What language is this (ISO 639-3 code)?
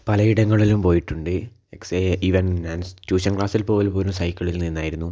mal